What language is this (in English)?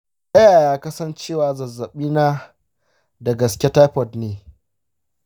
Hausa